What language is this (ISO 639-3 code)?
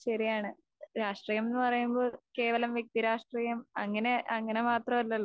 mal